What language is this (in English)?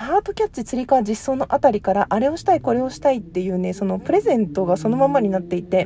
Japanese